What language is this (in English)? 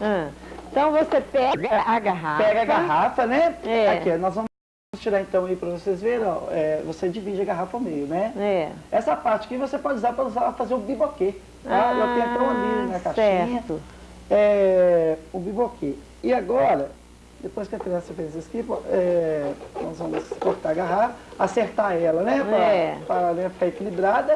Portuguese